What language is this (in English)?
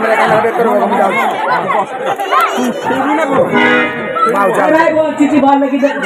Arabic